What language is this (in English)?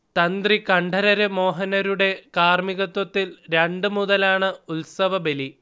Malayalam